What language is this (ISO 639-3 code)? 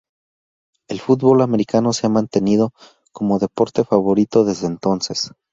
spa